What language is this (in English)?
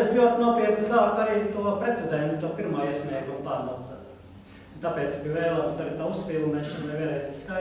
Portuguese